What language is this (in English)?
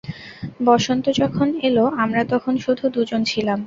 Bangla